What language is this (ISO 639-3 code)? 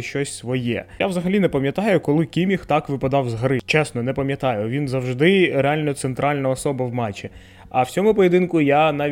ukr